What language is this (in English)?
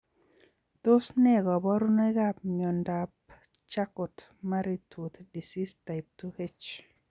Kalenjin